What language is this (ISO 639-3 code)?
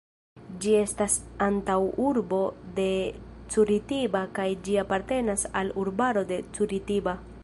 epo